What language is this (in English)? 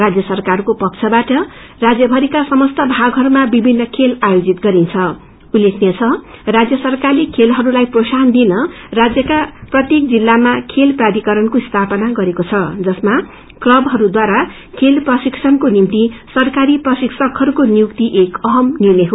Nepali